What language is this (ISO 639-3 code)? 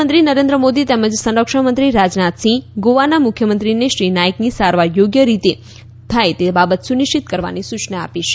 guj